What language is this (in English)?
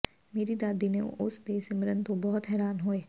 Punjabi